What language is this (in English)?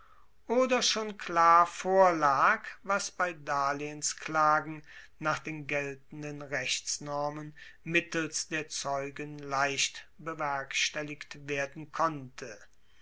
German